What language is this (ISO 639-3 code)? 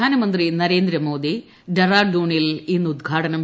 mal